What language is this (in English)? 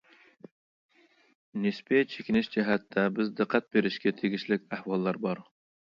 Uyghur